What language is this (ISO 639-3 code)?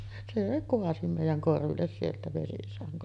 fin